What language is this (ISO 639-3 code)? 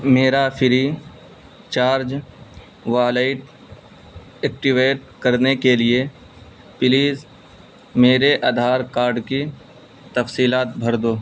urd